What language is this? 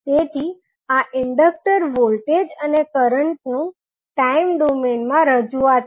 Gujarati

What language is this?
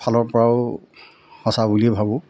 Assamese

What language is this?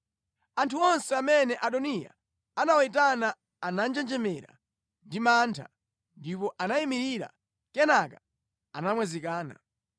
Nyanja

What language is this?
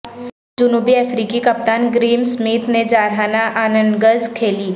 Urdu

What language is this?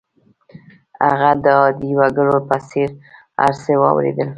Pashto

